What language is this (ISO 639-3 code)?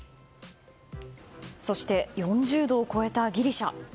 jpn